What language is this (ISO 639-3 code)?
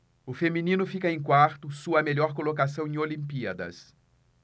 por